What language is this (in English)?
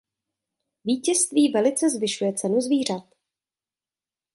Czech